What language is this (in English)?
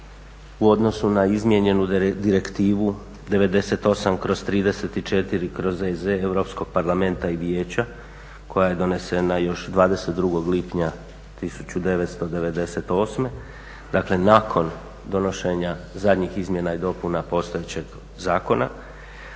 Croatian